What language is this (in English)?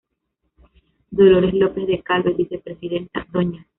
Spanish